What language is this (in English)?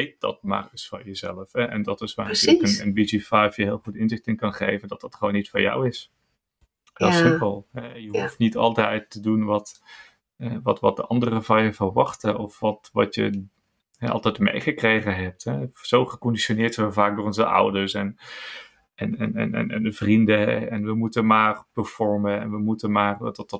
Dutch